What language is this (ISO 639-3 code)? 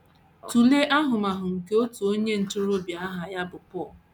ibo